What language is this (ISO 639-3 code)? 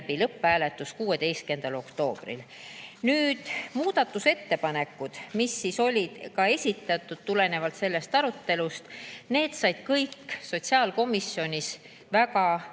est